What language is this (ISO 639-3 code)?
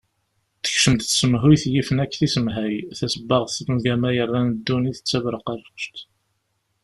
kab